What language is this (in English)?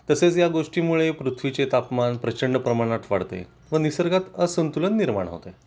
Marathi